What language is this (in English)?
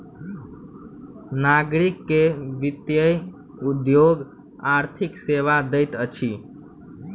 Maithili